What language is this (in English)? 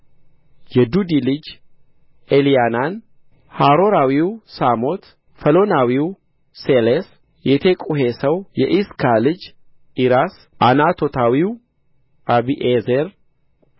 Amharic